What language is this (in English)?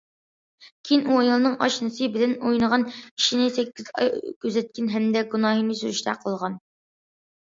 Uyghur